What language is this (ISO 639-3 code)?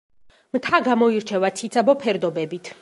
kat